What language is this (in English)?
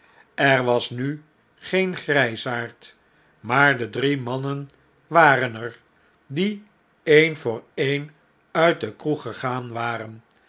Dutch